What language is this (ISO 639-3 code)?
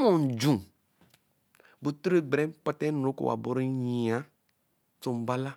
elm